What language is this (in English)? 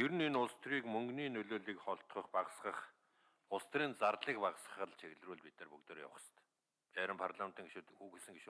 Korean